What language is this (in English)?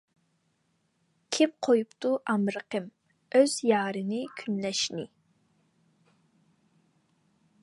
Uyghur